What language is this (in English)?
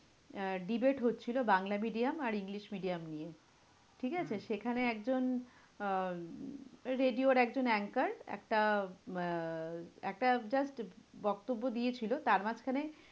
Bangla